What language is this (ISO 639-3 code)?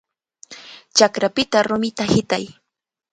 qvl